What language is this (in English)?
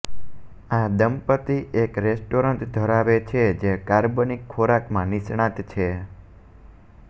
Gujarati